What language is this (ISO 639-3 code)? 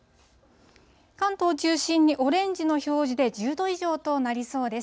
jpn